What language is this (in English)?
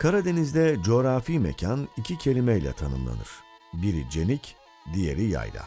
Turkish